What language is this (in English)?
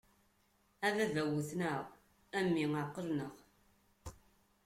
Kabyle